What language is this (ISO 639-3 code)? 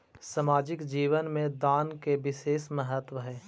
mag